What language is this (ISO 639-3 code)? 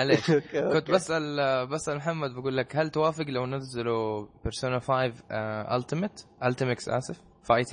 ara